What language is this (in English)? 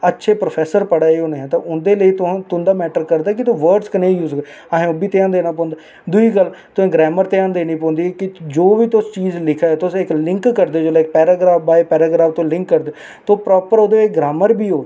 Dogri